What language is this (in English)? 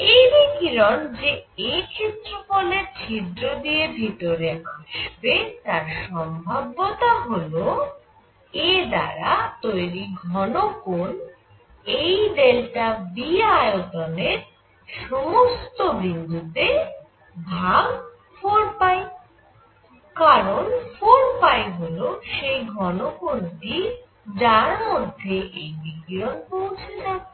Bangla